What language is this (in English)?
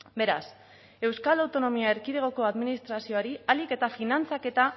Basque